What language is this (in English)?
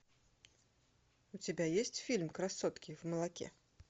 Russian